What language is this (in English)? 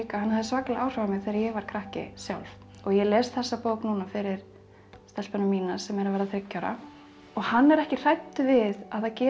Icelandic